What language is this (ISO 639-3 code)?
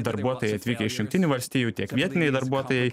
lit